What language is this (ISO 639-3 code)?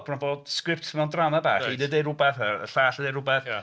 cym